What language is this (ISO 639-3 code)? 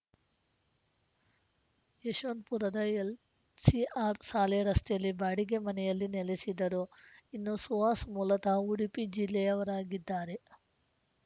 kan